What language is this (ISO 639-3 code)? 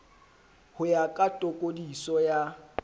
sot